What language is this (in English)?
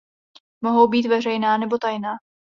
Czech